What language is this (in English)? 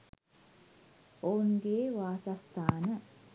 Sinhala